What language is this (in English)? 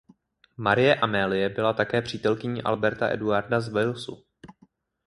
Czech